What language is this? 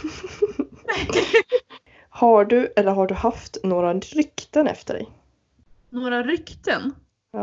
Swedish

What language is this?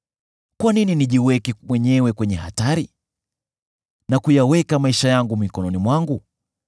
Swahili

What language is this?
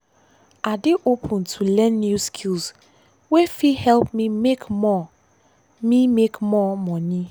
Nigerian Pidgin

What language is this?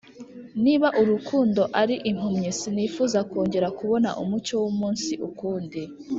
Kinyarwanda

